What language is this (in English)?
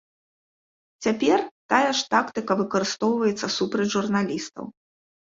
Belarusian